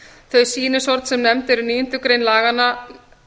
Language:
Icelandic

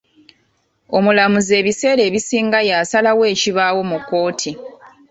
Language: Ganda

